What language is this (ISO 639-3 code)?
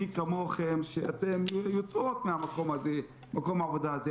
heb